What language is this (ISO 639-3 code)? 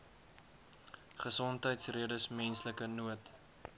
afr